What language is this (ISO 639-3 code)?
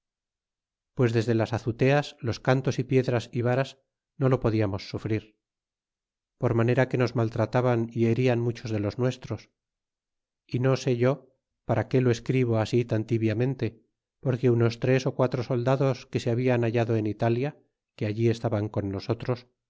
spa